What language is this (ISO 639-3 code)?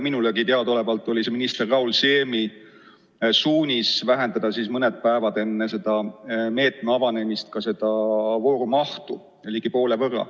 est